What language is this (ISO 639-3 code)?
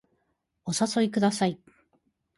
jpn